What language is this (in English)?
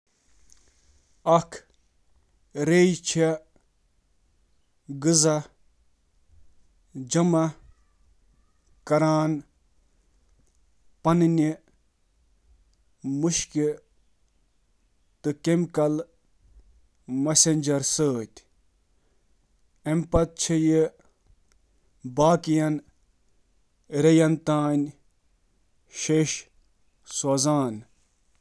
Kashmiri